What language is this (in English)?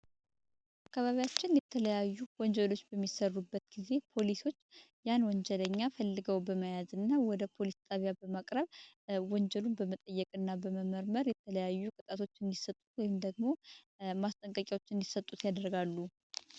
Amharic